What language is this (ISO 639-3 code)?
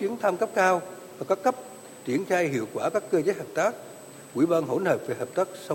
vie